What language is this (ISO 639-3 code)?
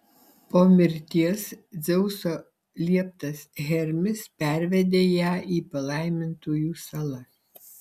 lit